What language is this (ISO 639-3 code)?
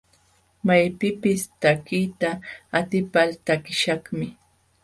qxw